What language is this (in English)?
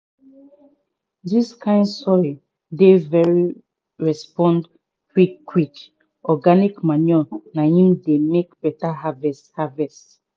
Nigerian Pidgin